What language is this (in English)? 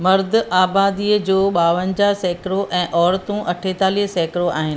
Sindhi